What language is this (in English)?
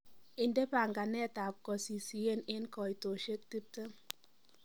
Kalenjin